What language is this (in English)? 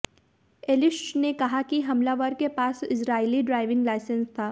Hindi